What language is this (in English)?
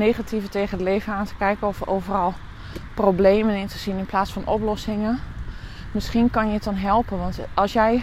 Dutch